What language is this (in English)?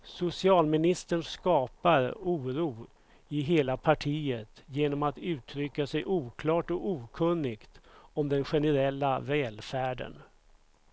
Swedish